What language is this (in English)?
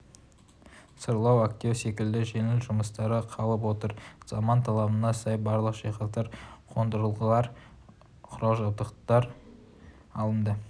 Kazakh